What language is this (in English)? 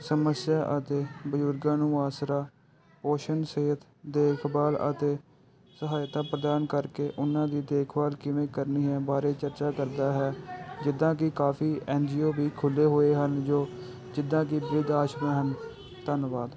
Punjabi